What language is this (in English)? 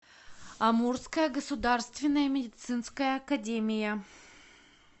Russian